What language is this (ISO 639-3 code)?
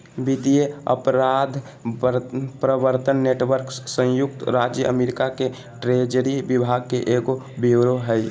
mag